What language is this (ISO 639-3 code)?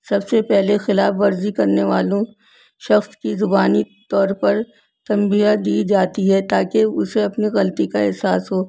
urd